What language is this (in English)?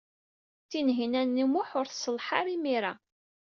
Kabyle